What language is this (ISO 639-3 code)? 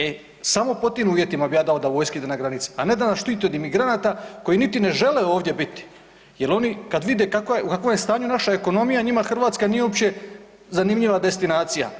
hrv